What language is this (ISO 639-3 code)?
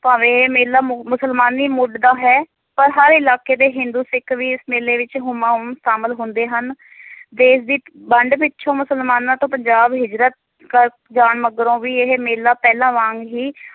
pan